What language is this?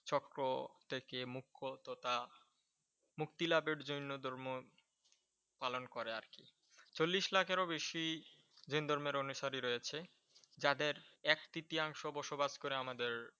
Bangla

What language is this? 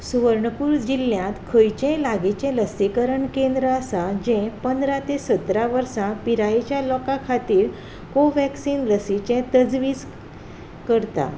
Konkani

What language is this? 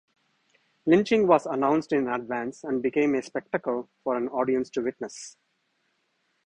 English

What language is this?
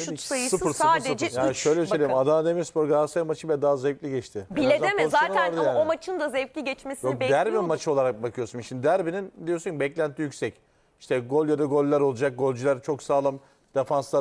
Turkish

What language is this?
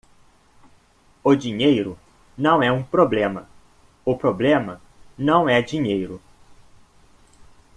Portuguese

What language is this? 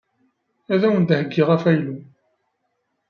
Kabyle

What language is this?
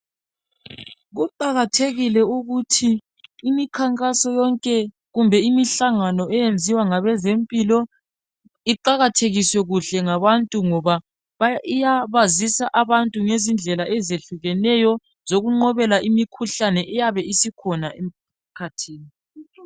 North Ndebele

